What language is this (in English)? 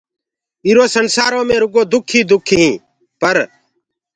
Gurgula